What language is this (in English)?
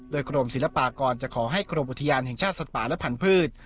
Thai